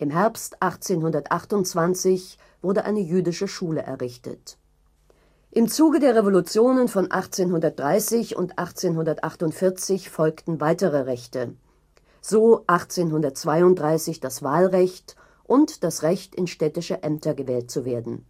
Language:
German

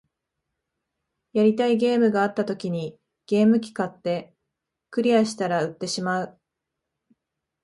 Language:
Japanese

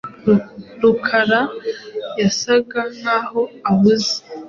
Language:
Kinyarwanda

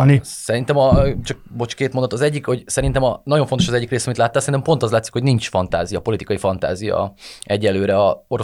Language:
Hungarian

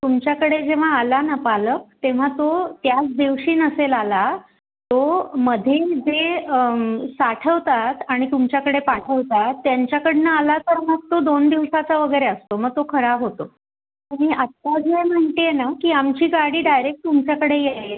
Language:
Marathi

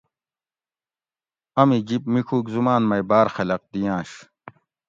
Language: Gawri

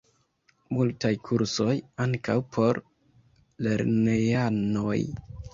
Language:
Esperanto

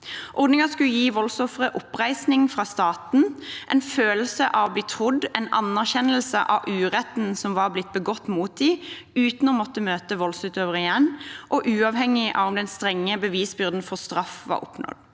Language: Norwegian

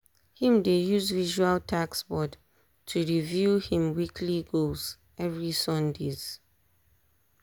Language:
Nigerian Pidgin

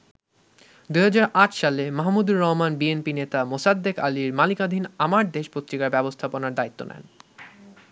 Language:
Bangla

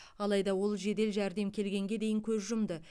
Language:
Kazakh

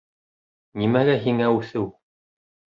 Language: Bashkir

